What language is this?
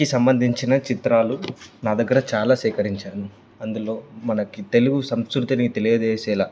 Telugu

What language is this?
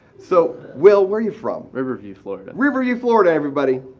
English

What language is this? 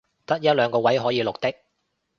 Cantonese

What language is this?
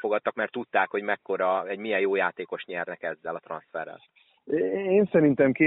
Hungarian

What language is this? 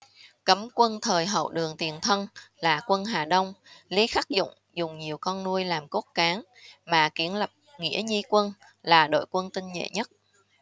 Vietnamese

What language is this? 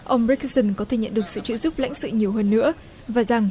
Vietnamese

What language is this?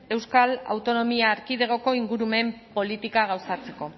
Basque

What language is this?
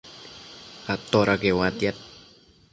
Matsés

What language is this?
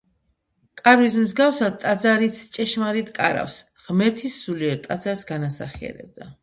Georgian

